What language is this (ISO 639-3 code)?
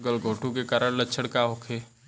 bho